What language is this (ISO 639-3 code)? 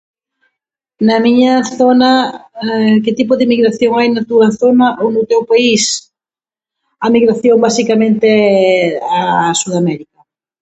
glg